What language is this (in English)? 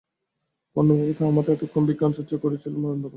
Bangla